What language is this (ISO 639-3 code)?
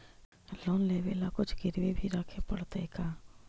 mag